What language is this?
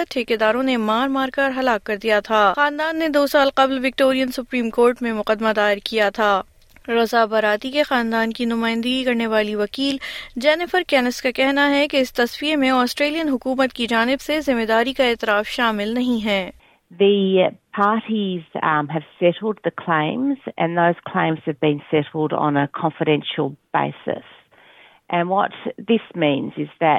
Urdu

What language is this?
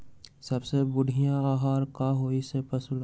Magahi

